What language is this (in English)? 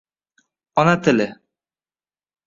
Uzbek